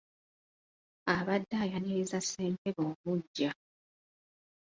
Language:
Ganda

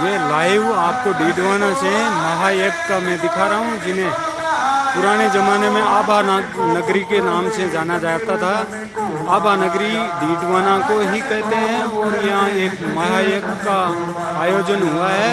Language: Hindi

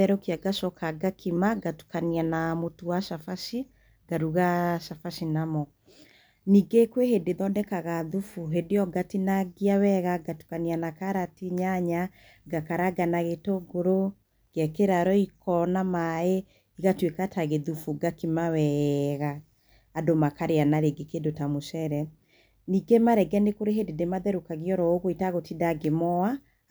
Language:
Kikuyu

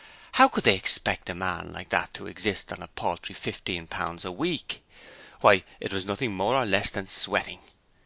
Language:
English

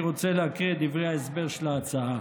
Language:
Hebrew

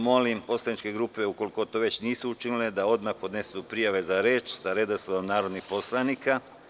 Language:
Serbian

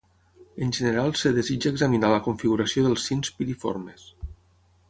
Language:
Catalan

